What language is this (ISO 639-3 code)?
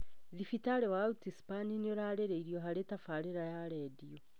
kik